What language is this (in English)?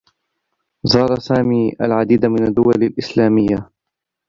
Arabic